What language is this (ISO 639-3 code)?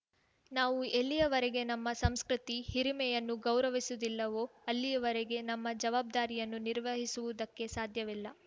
kan